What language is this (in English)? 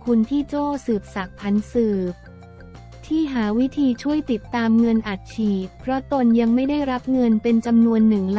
Thai